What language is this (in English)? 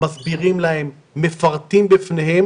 Hebrew